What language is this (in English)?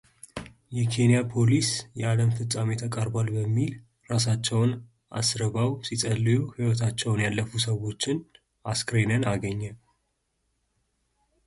Amharic